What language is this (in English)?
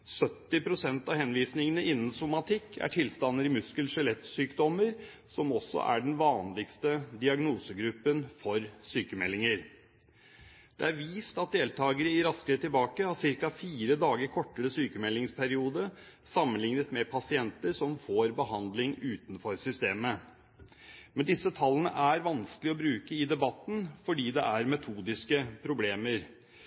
Norwegian Bokmål